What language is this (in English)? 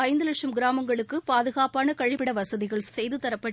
Tamil